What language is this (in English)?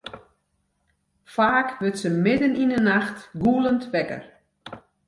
Western Frisian